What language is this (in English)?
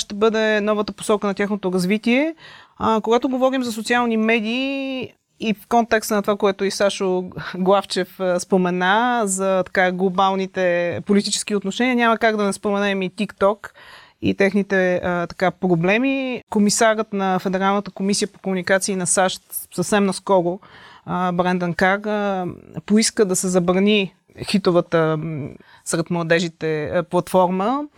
Bulgarian